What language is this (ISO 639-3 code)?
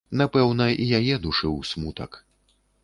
bel